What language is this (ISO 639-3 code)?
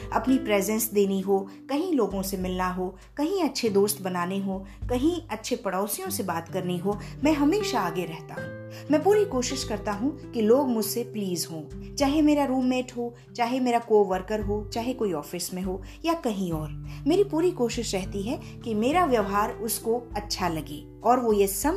hin